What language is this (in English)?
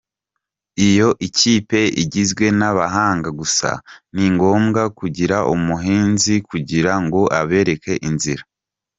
Kinyarwanda